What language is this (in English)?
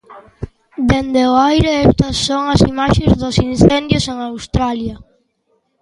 Galician